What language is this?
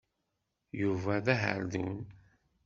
Kabyle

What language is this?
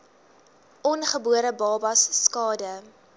Afrikaans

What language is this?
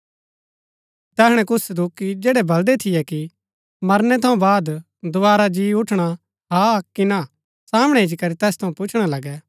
Gaddi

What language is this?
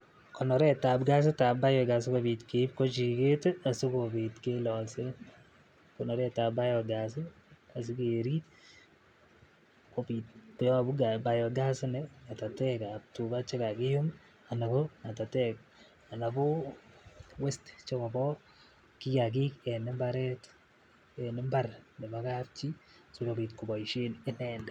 Kalenjin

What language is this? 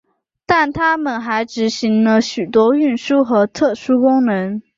Chinese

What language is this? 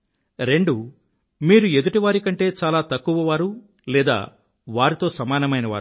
Telugu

